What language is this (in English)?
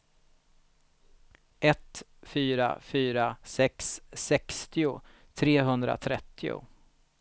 Swedish